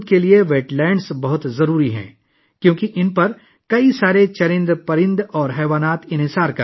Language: Urdu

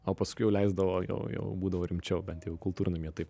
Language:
Lithuanian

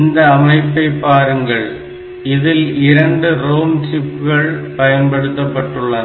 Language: Tamil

